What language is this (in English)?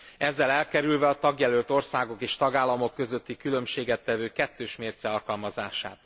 Hungarian